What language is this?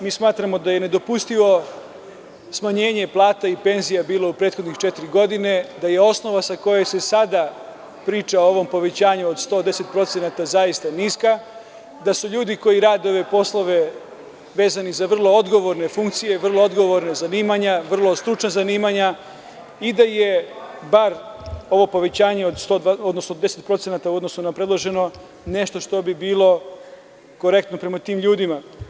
Serbian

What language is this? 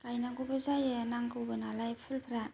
Bodo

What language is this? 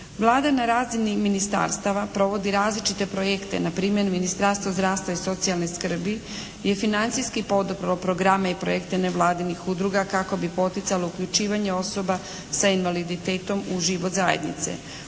Croatian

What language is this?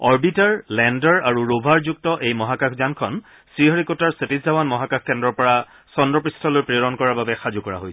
Assamese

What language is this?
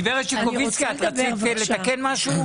Hebrew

